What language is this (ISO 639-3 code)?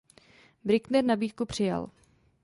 ces